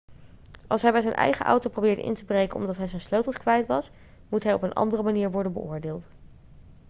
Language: Dutch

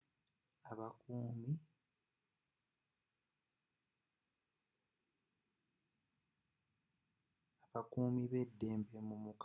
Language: Ganda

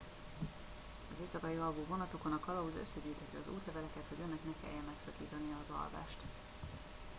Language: Hungarian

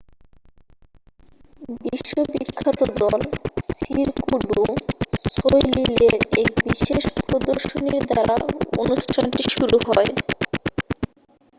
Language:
Bangla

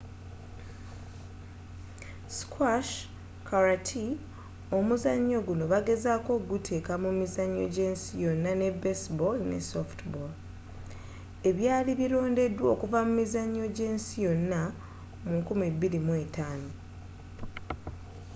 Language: Ganda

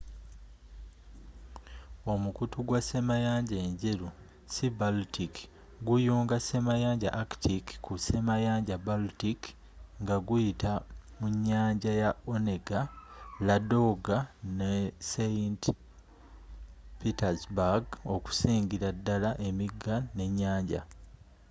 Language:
Ganda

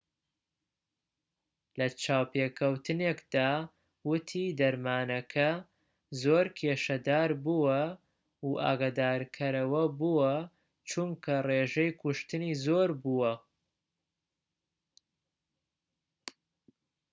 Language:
Central Kurdish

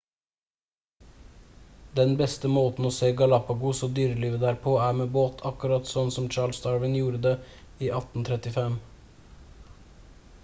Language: Norwegian Bokmål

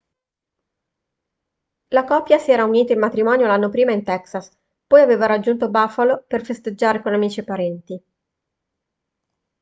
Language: Italian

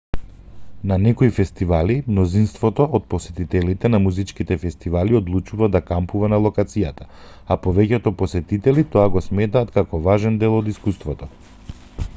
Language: Macedonian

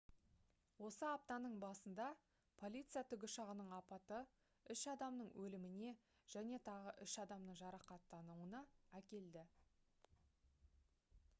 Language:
Kazakh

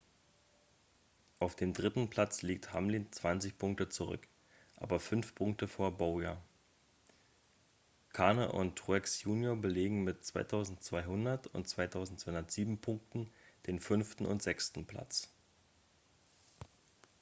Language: German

